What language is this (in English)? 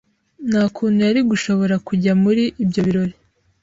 Kinyarwanda